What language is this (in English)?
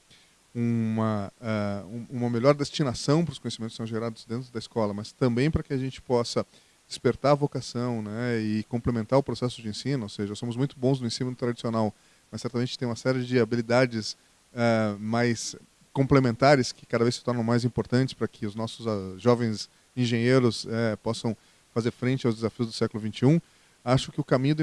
Portuguese